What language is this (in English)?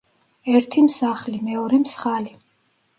Georgian